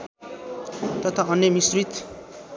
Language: Nepali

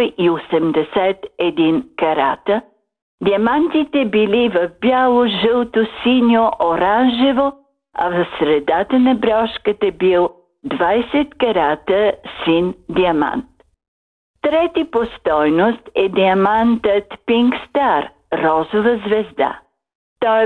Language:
Bulgarian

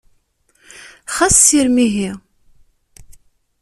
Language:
Kabyle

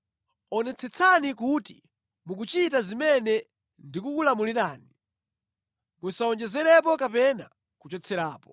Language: Nyanja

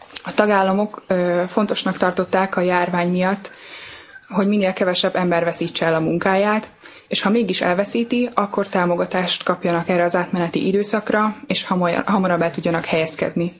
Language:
Hungarian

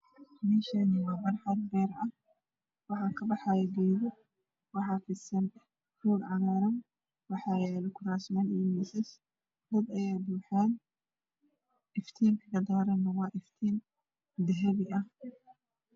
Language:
Somali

